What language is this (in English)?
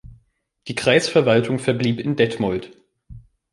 German